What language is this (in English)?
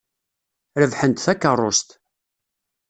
Kabyle